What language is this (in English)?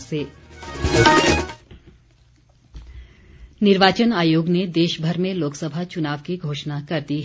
Hindi